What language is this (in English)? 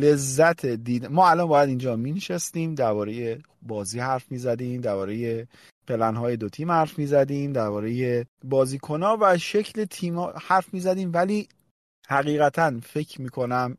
Persian